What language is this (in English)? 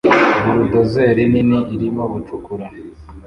Kinyarwanda